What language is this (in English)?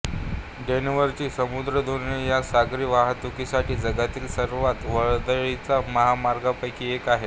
Marathi